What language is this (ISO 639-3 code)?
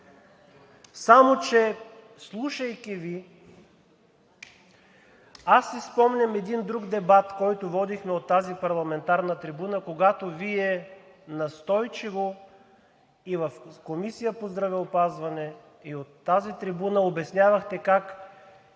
bul